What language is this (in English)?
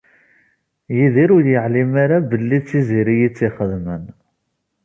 Kabyle